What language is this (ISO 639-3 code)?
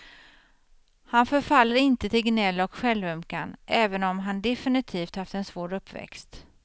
swe